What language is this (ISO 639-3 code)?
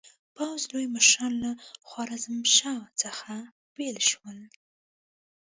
pus